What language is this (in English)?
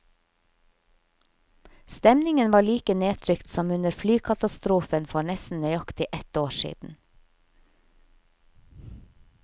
Norwegian